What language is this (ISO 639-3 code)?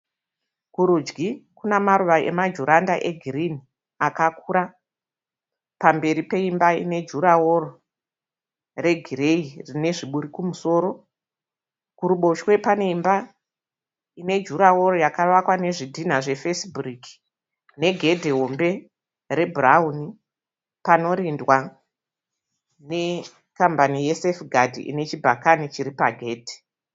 sna